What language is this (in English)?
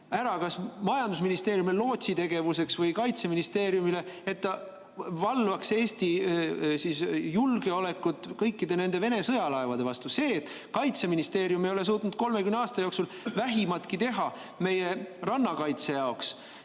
Estonian